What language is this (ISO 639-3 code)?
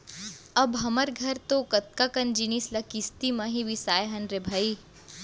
hne